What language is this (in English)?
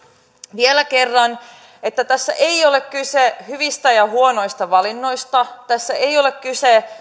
Finnish